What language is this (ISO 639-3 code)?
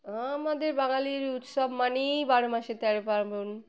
ben